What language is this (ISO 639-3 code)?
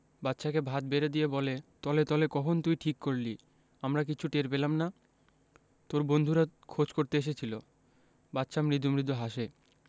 ben